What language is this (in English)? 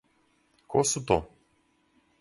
Serbian